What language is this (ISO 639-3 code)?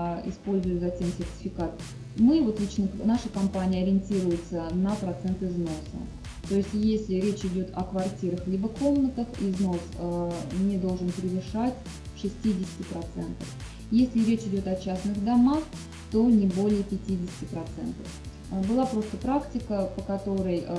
rus